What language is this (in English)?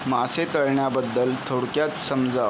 Marathi